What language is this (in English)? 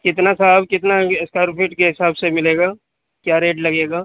Urdu